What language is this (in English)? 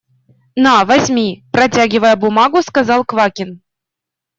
Russian